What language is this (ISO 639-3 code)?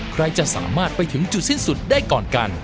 tha